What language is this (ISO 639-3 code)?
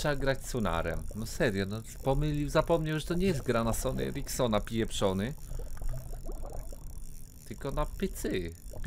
pol